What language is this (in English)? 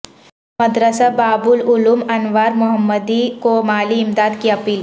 Urdu